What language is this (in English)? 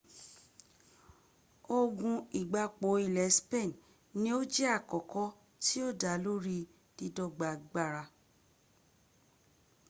Yoruba